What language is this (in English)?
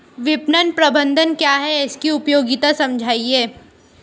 Hindi